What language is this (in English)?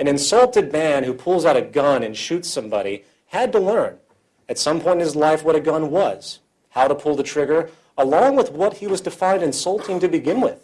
English